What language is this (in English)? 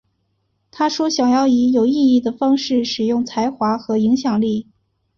Chinese